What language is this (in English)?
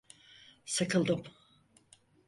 Turkish